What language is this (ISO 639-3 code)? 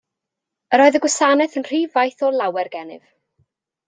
cym